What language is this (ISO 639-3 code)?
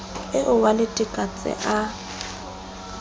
sot